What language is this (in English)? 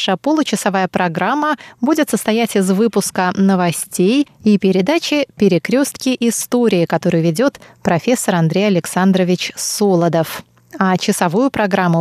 Russian